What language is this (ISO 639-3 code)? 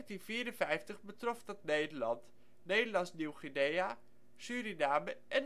nld